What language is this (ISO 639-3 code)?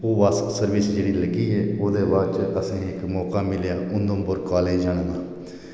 doi